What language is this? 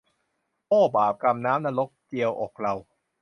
Thai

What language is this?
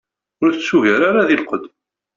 Kabyle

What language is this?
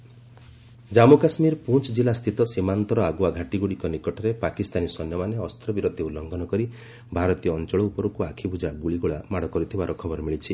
Odia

